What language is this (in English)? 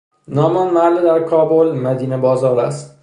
Persian